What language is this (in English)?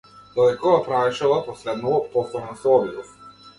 Macedonian